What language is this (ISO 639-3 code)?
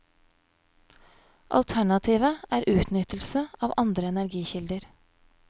nor